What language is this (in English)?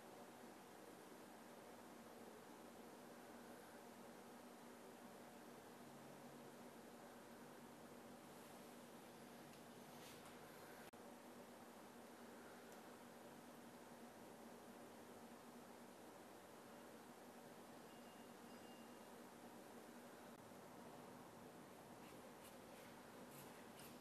Hungarian